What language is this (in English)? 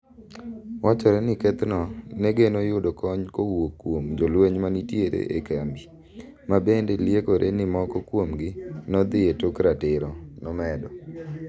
Luo (Kenya and Tanzania)